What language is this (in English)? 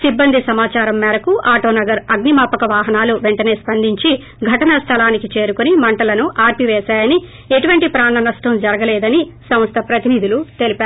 Telugu